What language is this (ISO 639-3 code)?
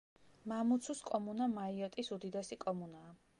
kat